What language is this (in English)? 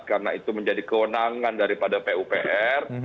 Indonesian